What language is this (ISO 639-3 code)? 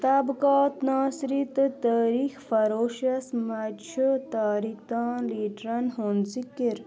kas